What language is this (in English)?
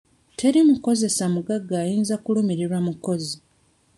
Ganda